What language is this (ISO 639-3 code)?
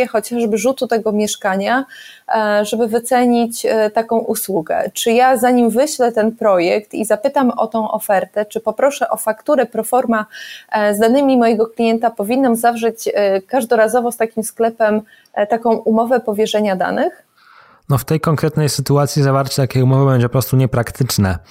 pol